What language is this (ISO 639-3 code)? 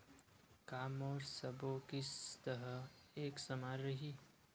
hne